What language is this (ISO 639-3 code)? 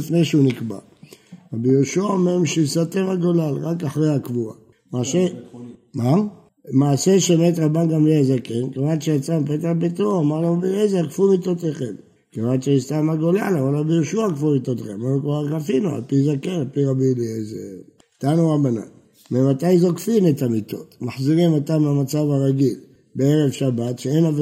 heb